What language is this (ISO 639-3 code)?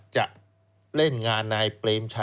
tha